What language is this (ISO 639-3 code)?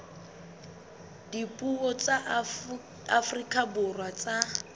sot